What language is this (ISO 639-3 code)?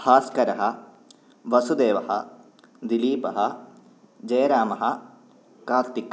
san